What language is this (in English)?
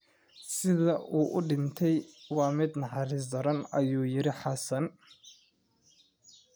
Somali